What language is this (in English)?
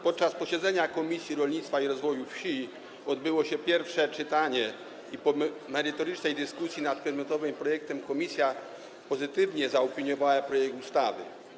Polish